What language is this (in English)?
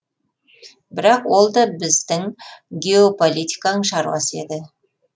Kazakh